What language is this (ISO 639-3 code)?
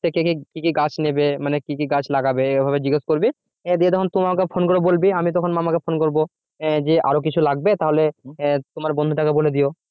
ben